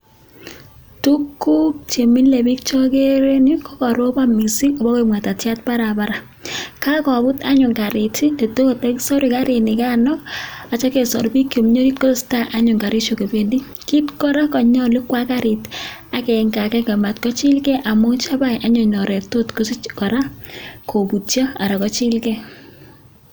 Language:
Kalenjin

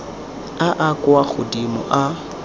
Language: Tswana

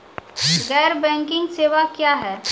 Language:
Maithili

